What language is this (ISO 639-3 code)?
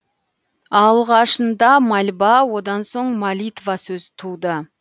kaz